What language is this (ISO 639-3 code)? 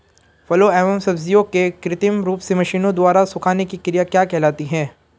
hin